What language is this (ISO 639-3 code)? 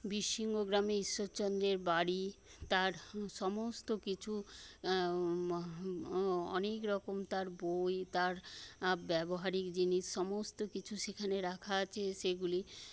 ben